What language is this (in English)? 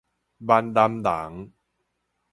Min Nan Chinese